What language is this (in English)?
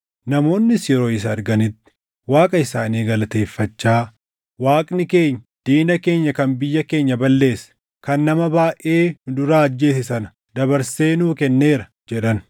Oromo